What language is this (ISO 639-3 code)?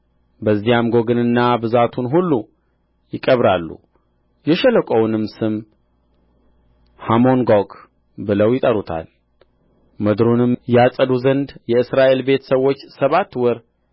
amh